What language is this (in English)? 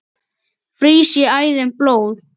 Icelandic